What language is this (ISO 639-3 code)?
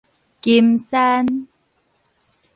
nan